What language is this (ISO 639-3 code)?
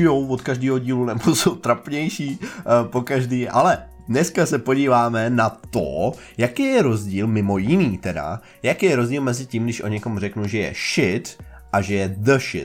ces